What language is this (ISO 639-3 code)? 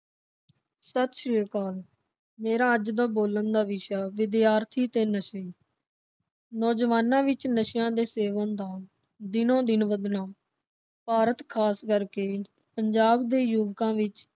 pan